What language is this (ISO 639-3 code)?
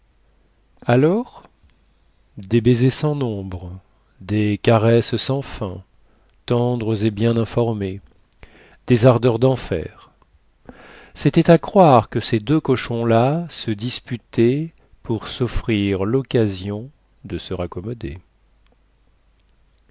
fra